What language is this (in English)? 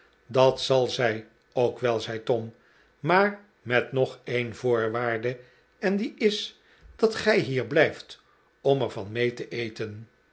Dutch